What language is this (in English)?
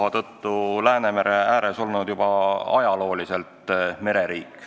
Estonian